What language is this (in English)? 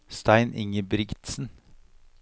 Norwegian